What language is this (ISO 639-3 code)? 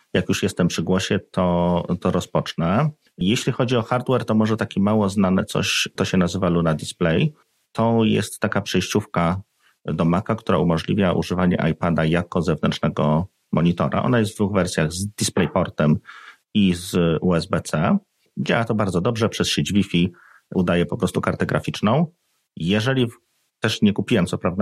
pol